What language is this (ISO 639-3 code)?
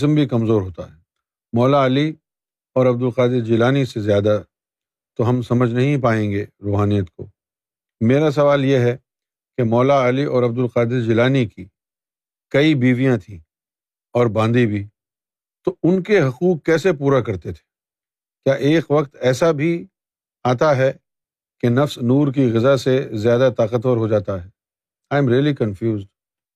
urd